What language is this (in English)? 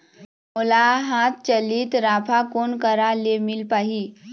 Chhattisgarhi